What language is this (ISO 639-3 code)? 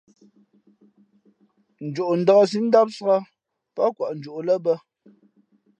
fmp